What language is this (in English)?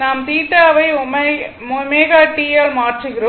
Tamil